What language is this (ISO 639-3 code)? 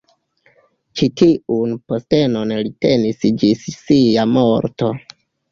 epo